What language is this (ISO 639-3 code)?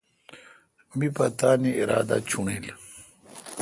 xka